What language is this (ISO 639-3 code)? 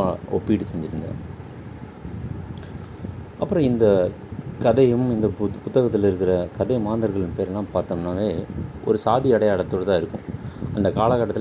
tam